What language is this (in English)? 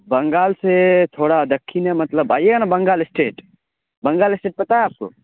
Urdu